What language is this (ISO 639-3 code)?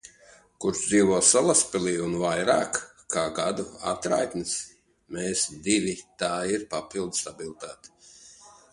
lav